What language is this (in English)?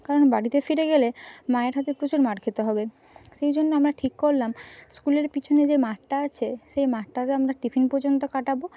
Bangla